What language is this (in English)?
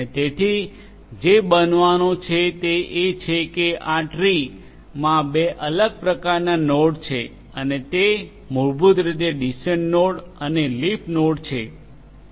Gujarati